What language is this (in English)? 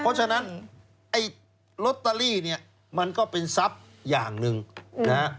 Thai